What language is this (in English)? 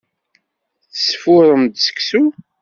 Kabyle